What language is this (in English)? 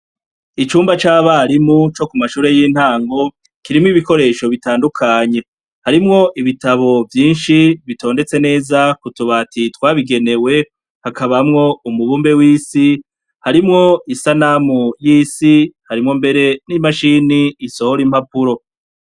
Rundi